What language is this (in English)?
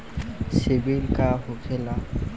Bhojpuri